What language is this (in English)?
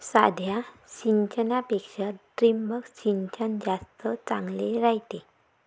Marathi